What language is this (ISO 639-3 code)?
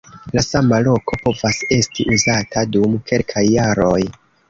epo